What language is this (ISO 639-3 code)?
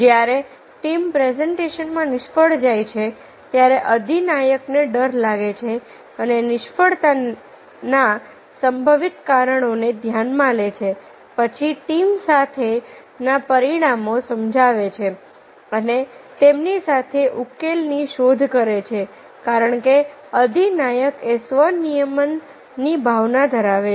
guj